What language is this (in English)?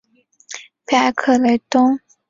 Chinese